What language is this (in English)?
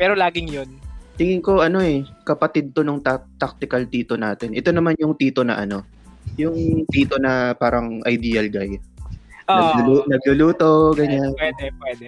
Filipino